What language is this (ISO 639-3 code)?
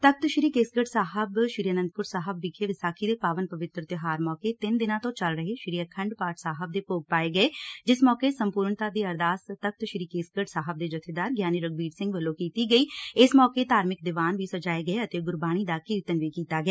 pan